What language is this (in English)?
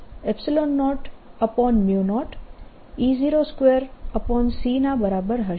Gujarati